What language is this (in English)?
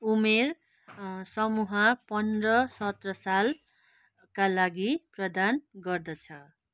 Nepali